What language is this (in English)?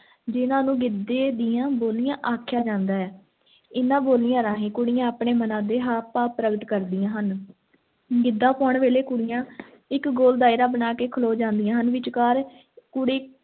Punjabi